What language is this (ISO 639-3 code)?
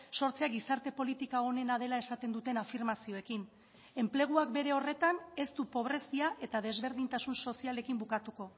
eus